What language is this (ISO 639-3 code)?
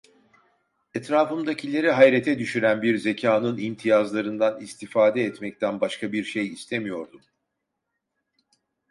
tur